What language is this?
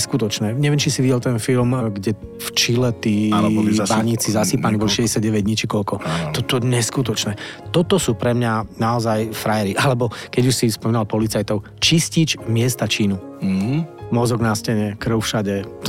Slovak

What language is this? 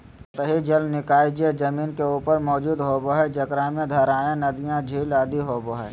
Magahi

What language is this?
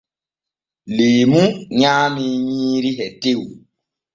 Borgu Fulfulde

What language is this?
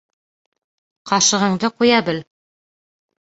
Bashkir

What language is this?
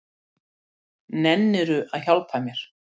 Icelandic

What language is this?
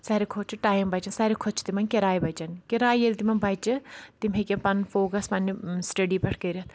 Kashmiri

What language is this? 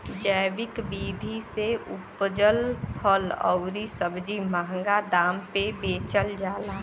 Bhojpuri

